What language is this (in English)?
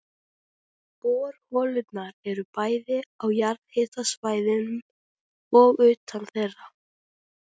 Icelandic